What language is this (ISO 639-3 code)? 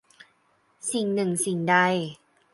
tha